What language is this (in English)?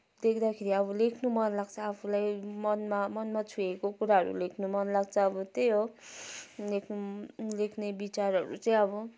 Nepali